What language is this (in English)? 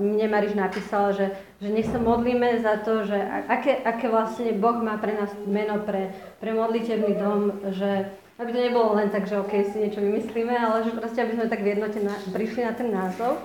Slovak